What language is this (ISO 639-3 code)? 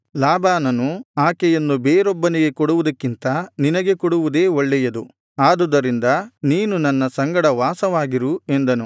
kan